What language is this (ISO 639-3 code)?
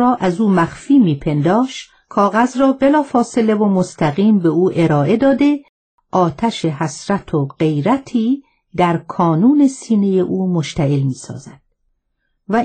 fas